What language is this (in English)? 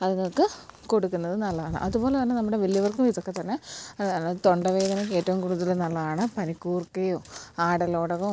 Malayalam